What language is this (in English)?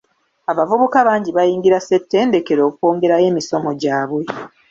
Ganda